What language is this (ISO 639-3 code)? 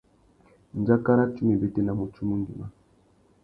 bag